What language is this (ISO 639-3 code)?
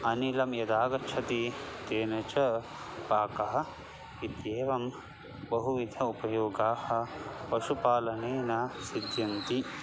san